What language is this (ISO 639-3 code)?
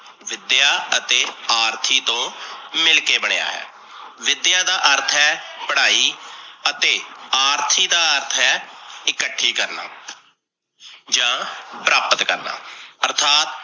pan